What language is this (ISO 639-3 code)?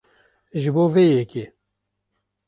kur